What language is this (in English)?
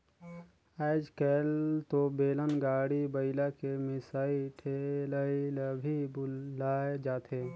Chhattisgarhi